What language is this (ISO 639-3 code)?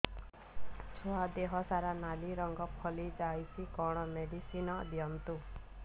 ori